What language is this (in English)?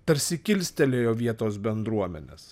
Lithuanian